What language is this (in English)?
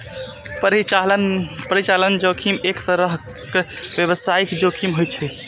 Maithili